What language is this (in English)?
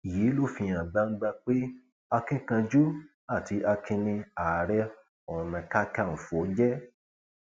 Yoruba